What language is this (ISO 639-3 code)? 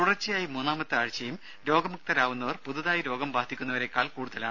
mal